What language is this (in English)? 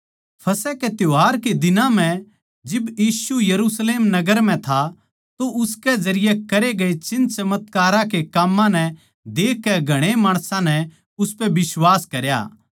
Haryanvi